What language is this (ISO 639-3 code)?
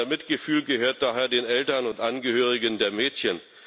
deu